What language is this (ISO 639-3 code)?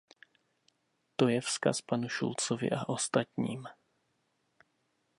ces